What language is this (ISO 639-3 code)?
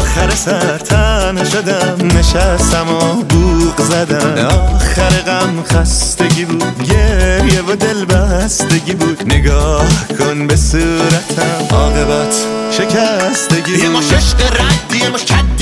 fas